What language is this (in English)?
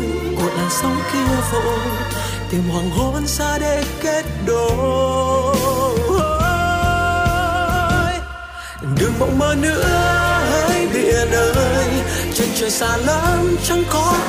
Vietnamese